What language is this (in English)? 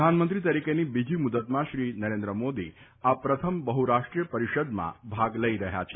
Gujarati